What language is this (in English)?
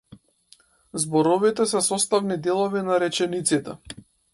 Macedonian